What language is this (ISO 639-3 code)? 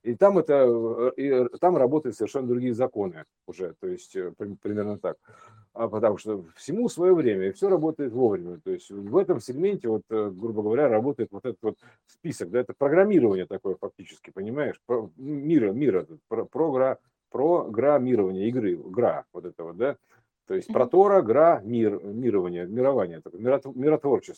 rus